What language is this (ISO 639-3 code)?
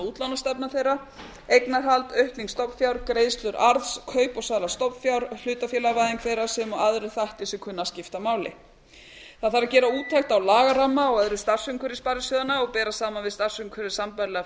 isl